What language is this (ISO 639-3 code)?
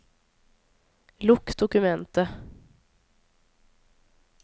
nor